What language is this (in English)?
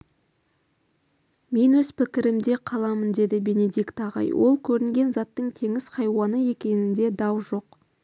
Kazakh